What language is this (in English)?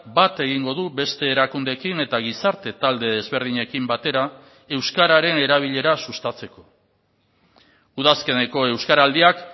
Basque